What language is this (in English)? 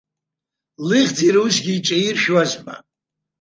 Abkhazian